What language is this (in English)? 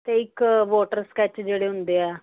Punjabi